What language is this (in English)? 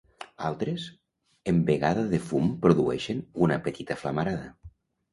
Catalan